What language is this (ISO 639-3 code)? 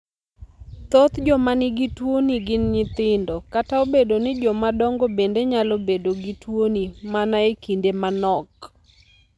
luo